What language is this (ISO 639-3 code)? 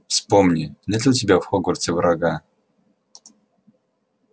rus